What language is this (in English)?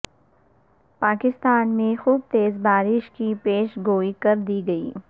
Urdu